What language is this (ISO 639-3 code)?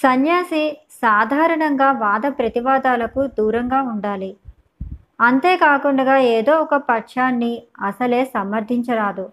tel